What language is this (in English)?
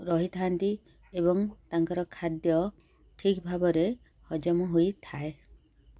Odia